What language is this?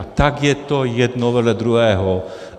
Czech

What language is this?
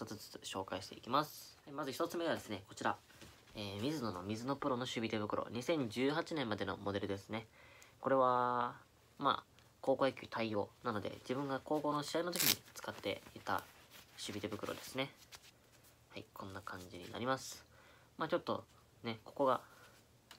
Japanese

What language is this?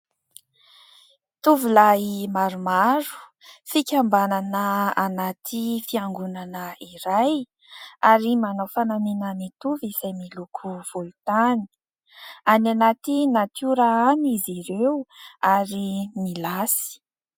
Malagasy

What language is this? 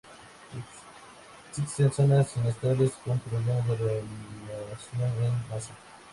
Spanish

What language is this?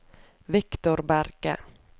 Norwegian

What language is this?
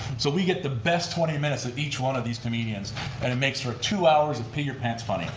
English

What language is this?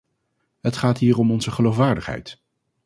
Dutch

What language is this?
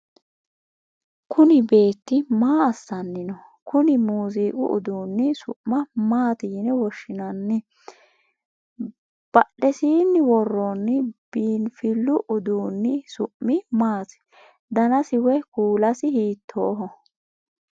Sidamo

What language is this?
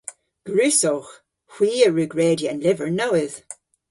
Cornish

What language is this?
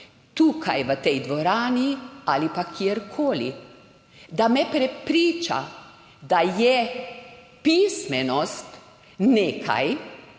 Slovenian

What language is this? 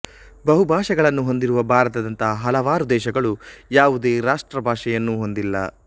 Kannada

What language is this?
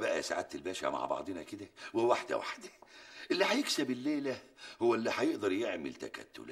Arabic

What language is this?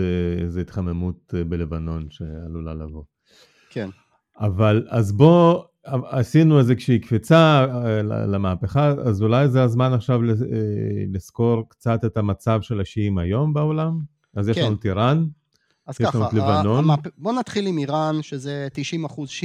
Hebrew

